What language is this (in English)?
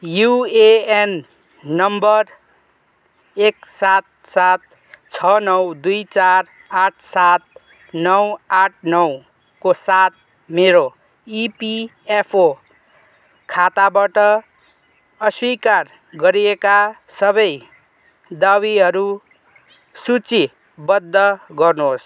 Nepali